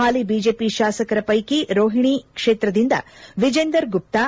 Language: Kannada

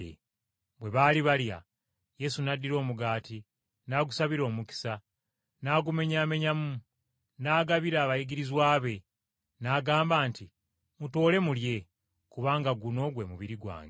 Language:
Ganda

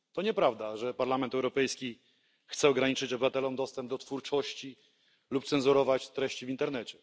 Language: Polish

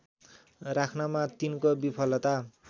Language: Nepali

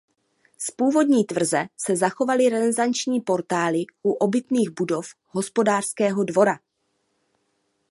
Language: Czech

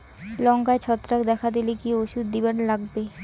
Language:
Bangla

